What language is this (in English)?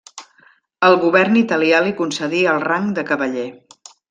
Catalan